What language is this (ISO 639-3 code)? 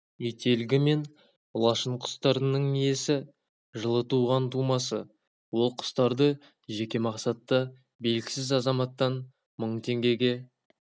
kaz